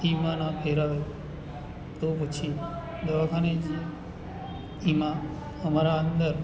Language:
Gujarati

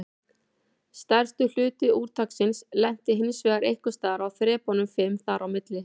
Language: Icelandic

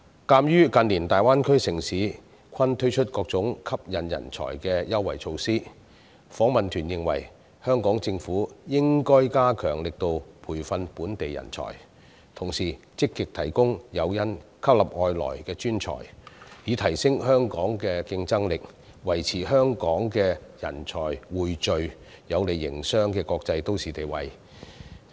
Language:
Cantonese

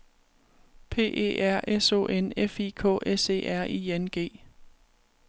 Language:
Danish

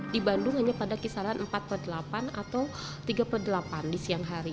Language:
Indonesian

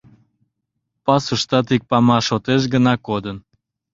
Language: Mari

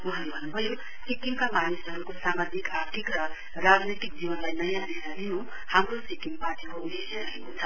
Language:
Nepali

